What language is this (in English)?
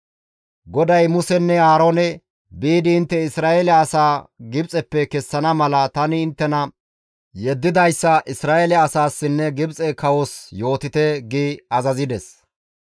Gamo